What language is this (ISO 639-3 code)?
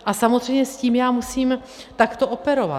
ces